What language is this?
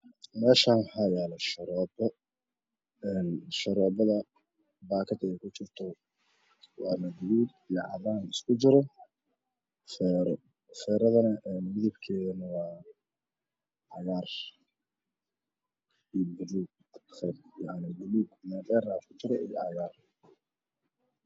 Somali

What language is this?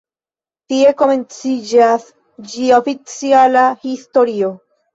Esperanto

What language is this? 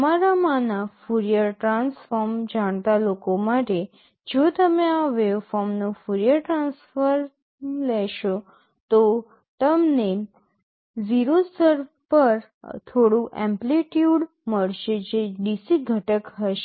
Gujarati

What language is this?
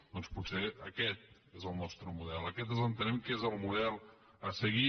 Catalan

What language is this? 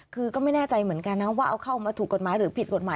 Thai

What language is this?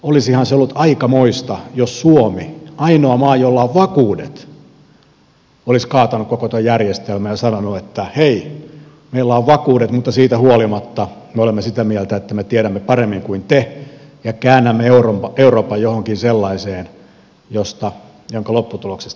Finnish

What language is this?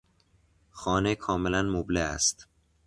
Persian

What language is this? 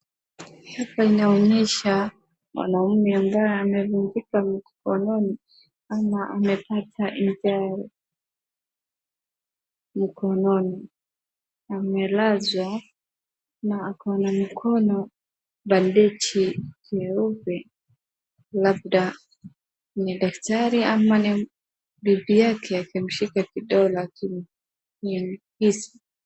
Swahili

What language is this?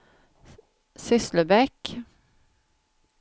Swedish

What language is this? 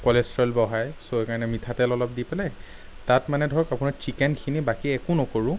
Assamese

